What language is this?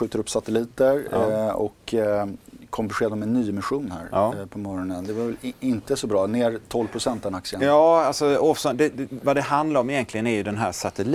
Swedish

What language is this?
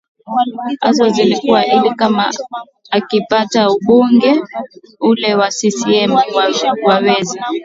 Swahili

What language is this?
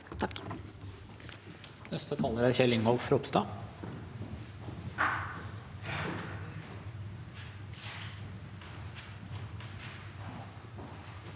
Norwegian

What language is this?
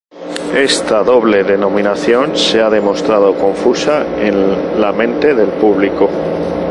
Spanish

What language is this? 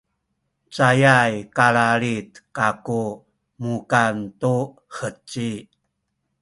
Sakizaya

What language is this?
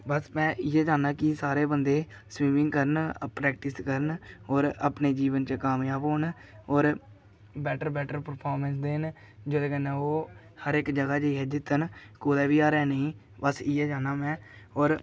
Dogri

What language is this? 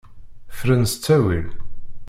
Kabyle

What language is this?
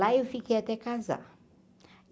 Portuguese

